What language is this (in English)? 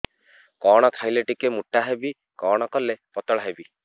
Odia